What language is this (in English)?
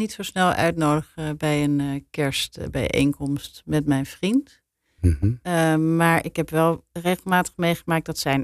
Dutch